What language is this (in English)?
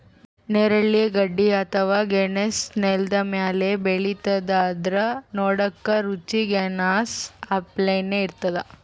Kannada